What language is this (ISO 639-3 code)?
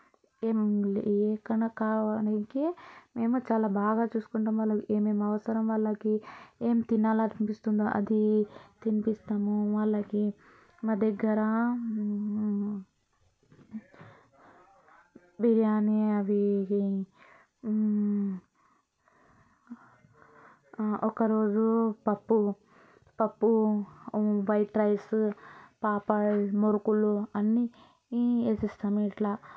tel